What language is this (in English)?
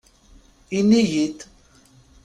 Kabyle